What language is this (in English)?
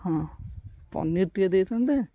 Odia